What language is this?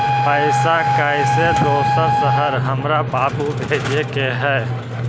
Magahi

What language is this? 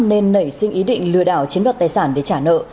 Vietnamese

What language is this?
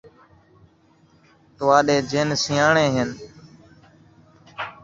Saraiki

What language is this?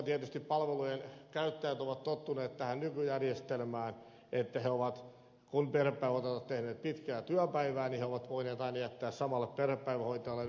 Finnish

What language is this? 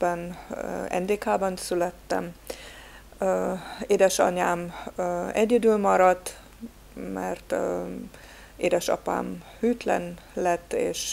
Hungarian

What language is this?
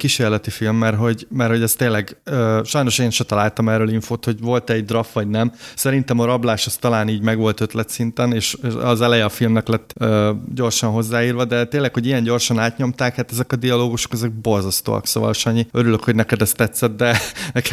Hungarian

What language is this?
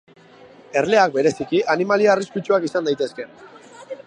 Basque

